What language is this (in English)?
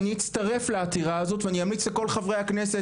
Hebrew